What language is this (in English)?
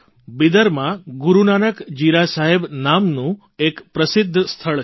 Gujarati